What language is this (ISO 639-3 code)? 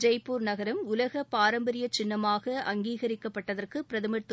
tam